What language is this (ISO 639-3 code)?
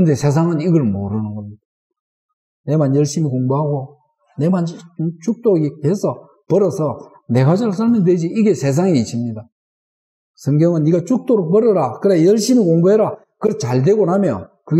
kor